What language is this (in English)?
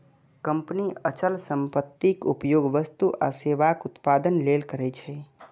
Maithili